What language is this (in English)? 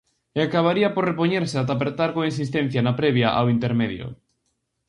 Galician